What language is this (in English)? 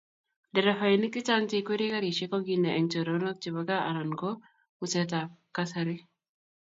Kalenjin